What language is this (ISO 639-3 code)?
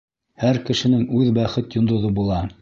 bak